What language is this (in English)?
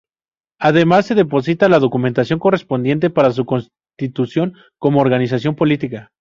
Spanish